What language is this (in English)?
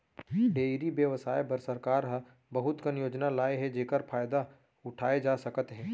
Chhattisgarhi